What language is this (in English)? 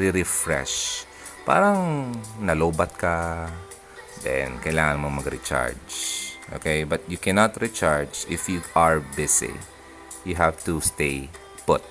Filipino